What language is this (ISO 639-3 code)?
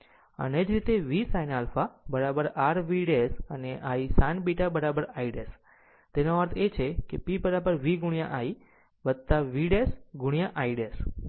guj